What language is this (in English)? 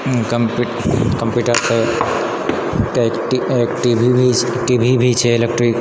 Maithili